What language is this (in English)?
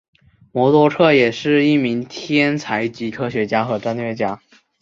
Chinese